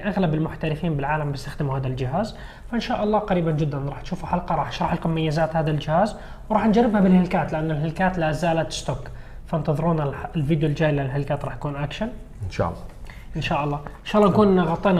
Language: Arabic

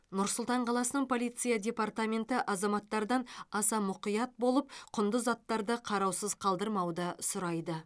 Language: Kazakh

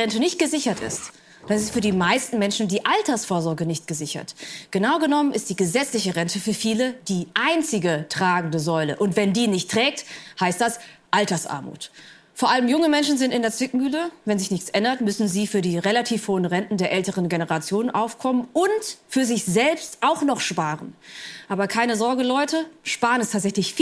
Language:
German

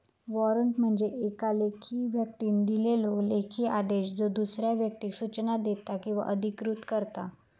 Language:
Marathi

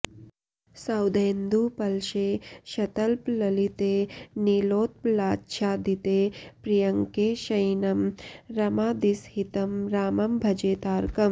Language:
Sanskrit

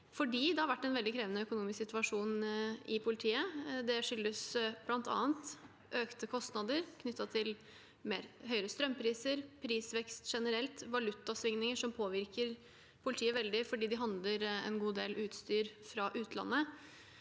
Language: Norwegian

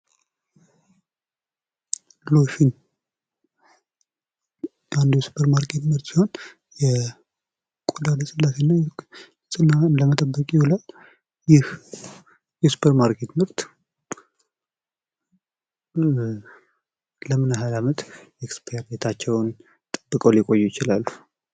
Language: Amharic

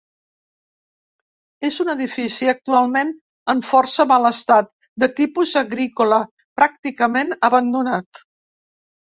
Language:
Catalan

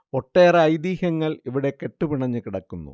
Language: Malayalam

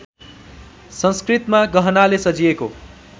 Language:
Nepali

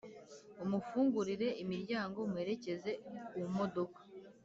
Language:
Kinyarwanda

